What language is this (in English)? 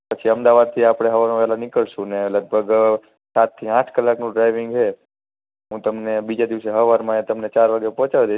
Gujarati